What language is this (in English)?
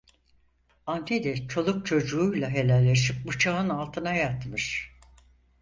Turkish